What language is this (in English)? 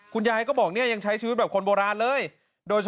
Thai